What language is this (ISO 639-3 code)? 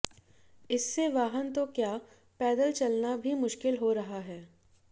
hin